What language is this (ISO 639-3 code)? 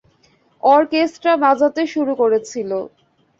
ben